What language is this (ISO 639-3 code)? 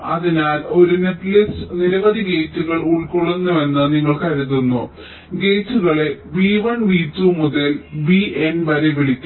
mal